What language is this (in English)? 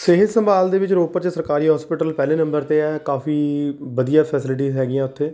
Punjabi